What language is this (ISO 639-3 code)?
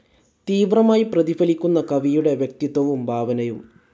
mal